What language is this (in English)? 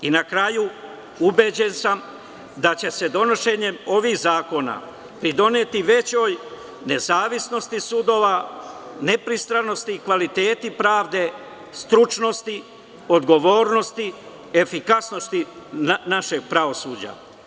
Serbian